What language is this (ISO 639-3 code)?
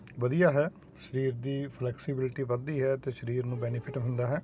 pan